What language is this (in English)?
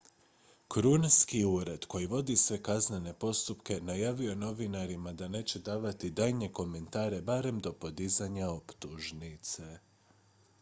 Croatian